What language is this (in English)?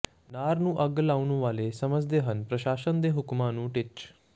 Punjabi